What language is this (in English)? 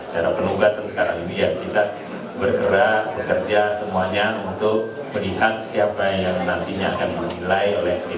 Indonesian